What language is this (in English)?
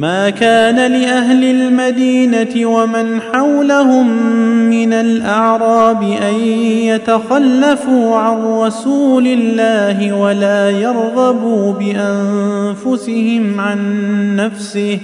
Arabic